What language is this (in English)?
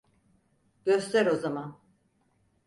Turkish